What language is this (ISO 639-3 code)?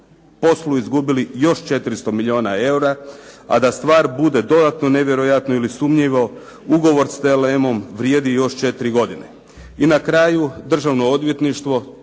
hrv